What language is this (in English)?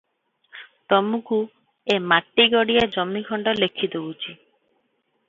Odia